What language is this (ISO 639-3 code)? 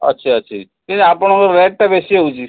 ori